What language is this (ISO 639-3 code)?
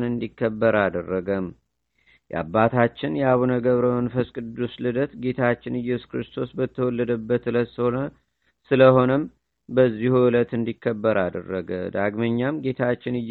amh